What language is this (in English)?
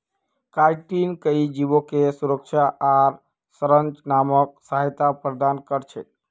Magahi